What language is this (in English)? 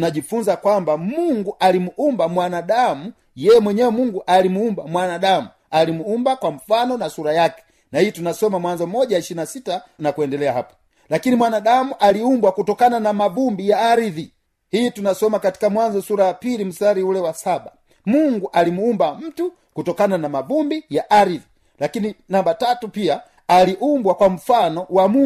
Swahili